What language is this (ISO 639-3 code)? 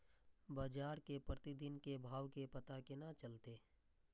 mai